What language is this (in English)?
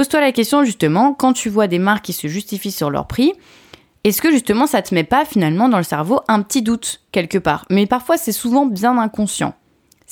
French